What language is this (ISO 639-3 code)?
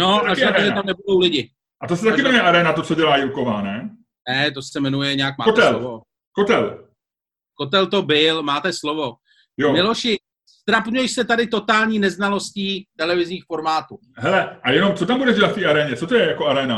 ces